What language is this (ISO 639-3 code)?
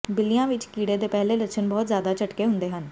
pan